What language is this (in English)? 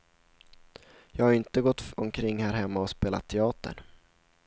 Swedish